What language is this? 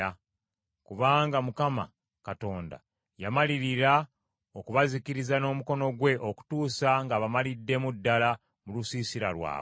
Ganda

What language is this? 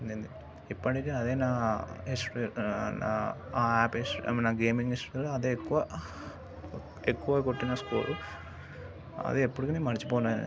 Telugu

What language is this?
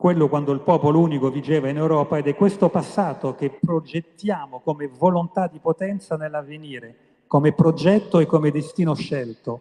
Italian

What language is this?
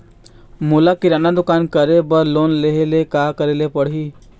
Chhattisgarhi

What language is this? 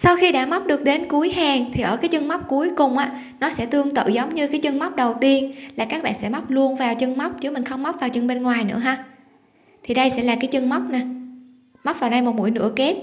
Vietnamese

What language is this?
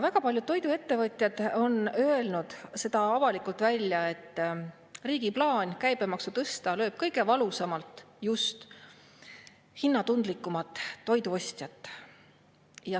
Estonian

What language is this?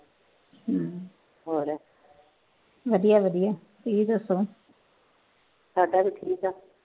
Punjabi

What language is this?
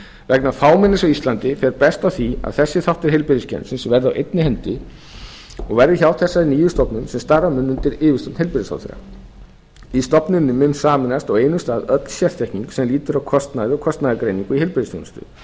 Icelandic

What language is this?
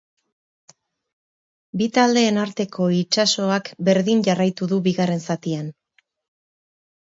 Basque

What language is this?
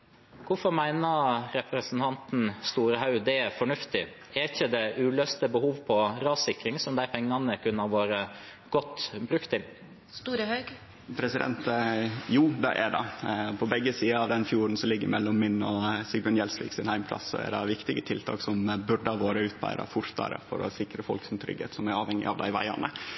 Norwegian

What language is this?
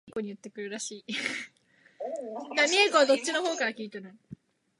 Japanese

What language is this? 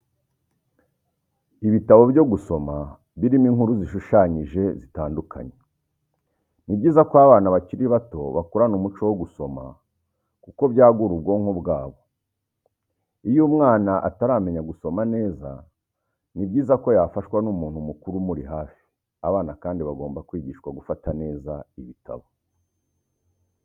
Kinyarwanda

